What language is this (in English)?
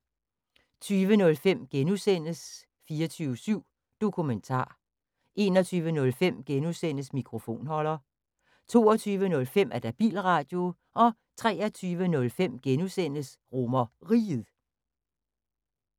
Danish